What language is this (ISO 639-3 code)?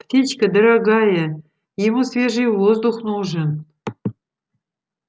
rus